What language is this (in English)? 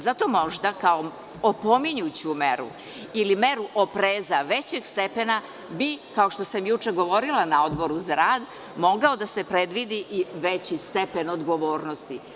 Serbian